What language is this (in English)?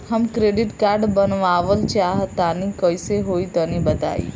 Bhojpuri